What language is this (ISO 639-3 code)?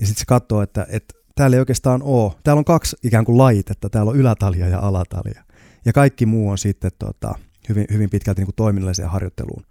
fin